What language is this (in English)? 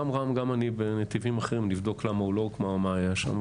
Hebrew